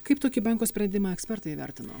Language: Lithuanian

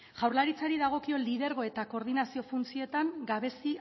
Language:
Basque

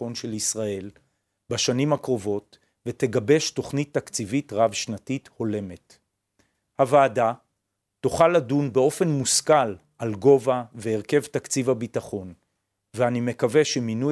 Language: Hebrew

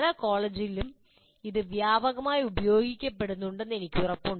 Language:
Malayalam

